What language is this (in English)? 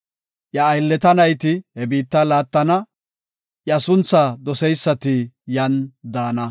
Gofa